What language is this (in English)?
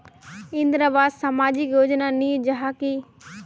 Magahi